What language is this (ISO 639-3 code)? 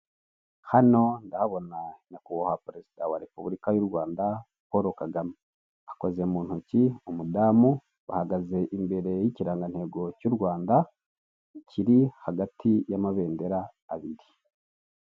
kin